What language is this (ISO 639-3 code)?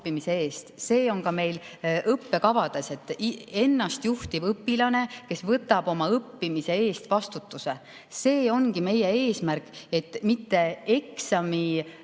est